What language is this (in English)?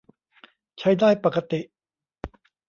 Thai